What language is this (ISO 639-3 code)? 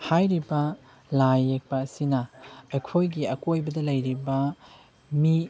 mni